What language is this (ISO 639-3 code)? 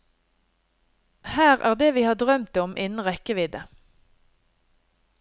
nor